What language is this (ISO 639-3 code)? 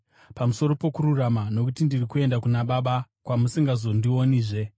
sna